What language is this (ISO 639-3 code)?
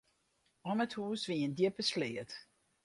fry